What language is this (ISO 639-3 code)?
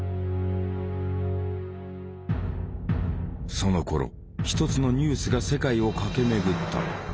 jpn